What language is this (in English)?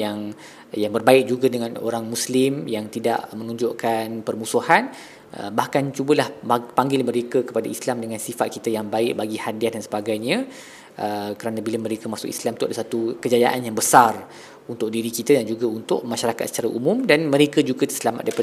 Malay